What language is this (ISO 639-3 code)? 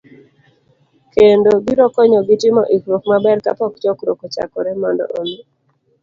luo